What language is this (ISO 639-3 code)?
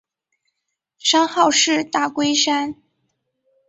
zho